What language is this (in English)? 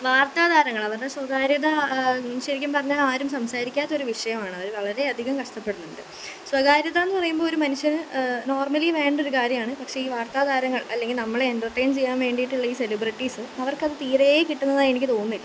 Malayalam